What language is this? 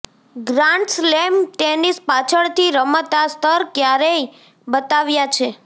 Gujarati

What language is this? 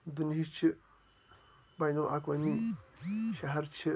Kashmiri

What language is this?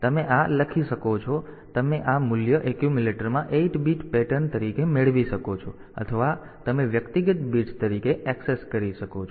Gujarati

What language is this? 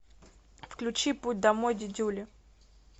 Russian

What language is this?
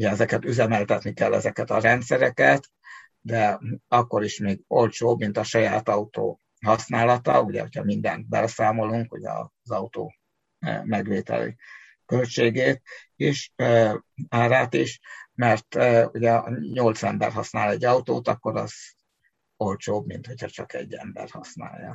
Hungarian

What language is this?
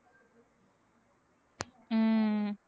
Tamil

